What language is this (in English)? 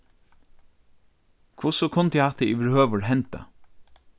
Faroese